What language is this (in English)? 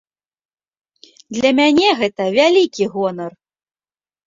Belarusian